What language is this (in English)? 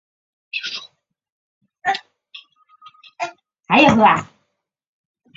Chinese